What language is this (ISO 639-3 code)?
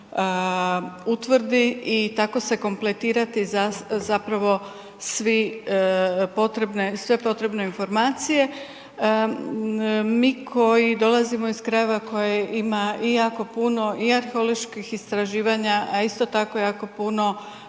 hrv